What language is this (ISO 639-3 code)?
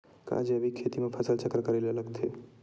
hne